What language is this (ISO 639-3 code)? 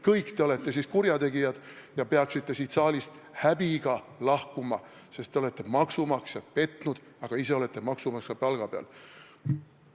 est